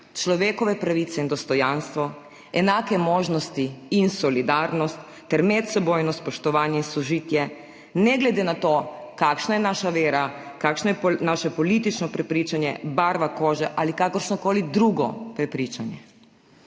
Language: Slovenian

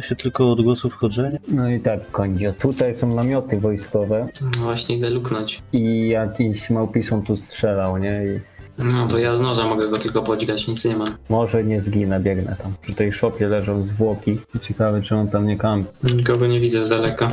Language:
Polish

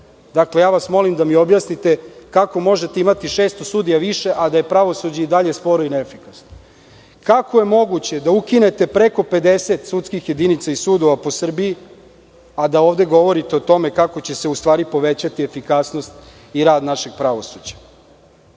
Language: Serbian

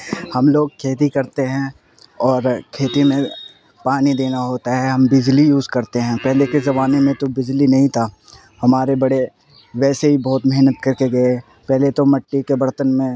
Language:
Urdu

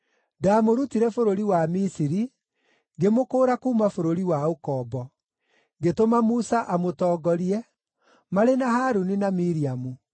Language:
Kikuyu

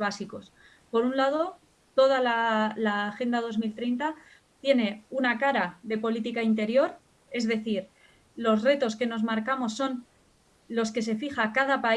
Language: Spanish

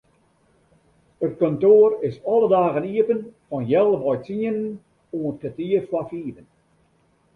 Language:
Western Frisian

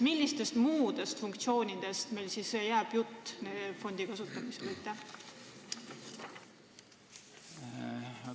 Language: Estonian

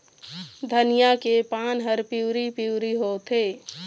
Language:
Chhattisgarhi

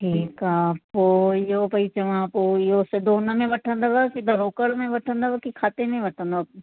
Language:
Sindhi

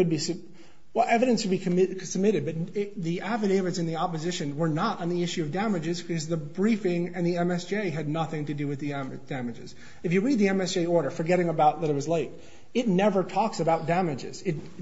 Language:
English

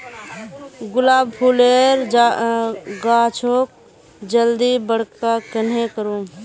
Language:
Magahi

